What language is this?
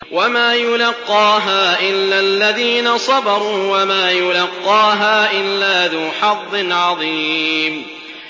Arabic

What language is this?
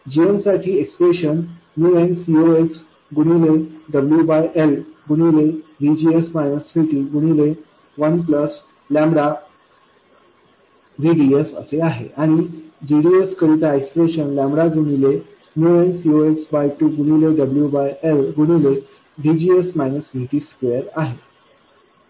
Marathi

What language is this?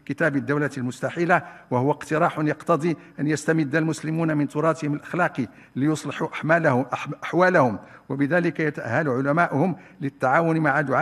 Arabic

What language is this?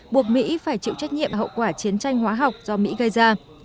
Vietnamese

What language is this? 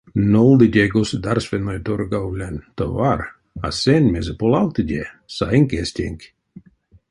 Erzya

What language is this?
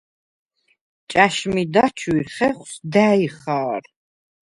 Svan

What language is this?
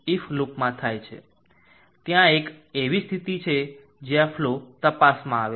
Gujarati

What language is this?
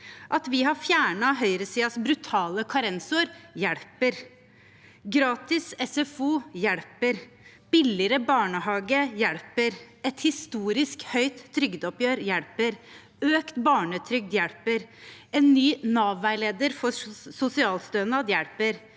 Norwegian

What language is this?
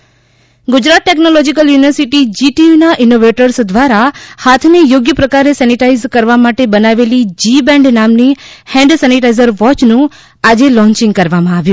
Gujarati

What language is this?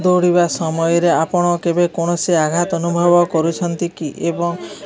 Odia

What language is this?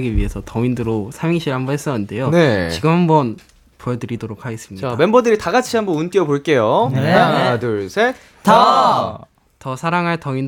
Korean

